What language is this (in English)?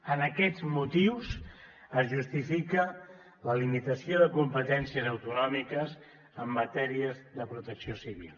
Catalan